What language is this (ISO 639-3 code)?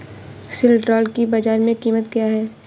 hin